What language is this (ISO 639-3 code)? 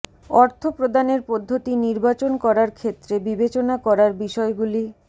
ben